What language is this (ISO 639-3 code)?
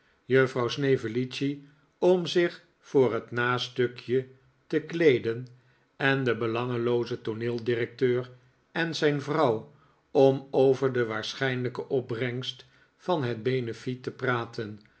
nld